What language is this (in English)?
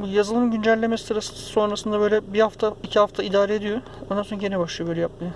Turkish